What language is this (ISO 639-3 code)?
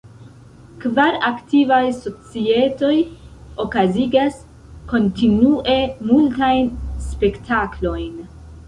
epo